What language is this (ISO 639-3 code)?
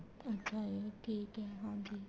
pan